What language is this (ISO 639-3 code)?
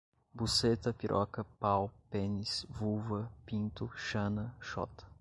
por